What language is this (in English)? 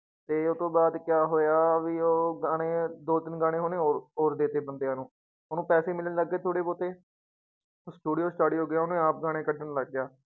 Punjabi